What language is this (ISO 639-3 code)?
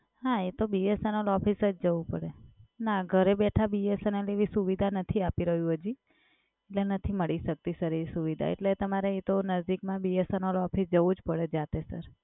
guj